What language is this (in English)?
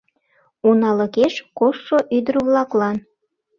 Mari